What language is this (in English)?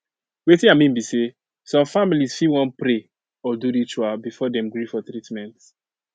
Nigerian Pidgin